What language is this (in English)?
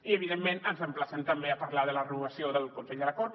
Catalan